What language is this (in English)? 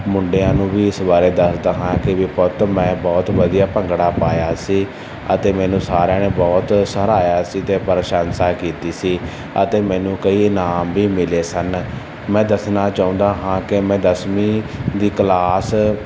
Punjabi